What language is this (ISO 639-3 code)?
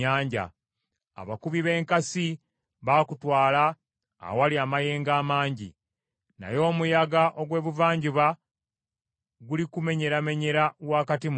lug